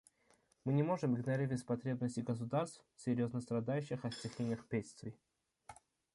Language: Russian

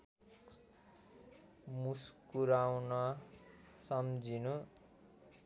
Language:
Nepali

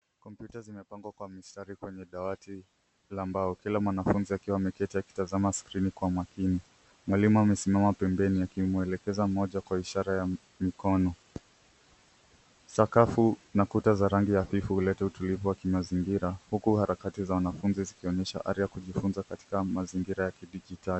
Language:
Swahili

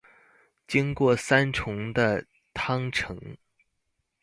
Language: Chinese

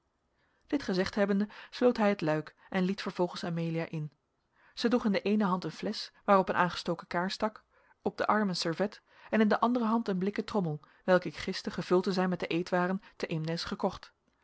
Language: Dutch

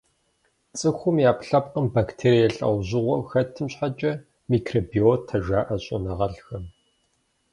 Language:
Kabardian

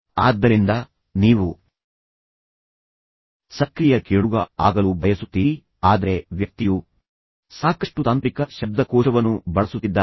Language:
Kannada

